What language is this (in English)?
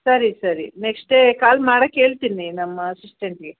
Kannada